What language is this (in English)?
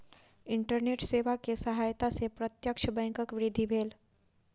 Maithili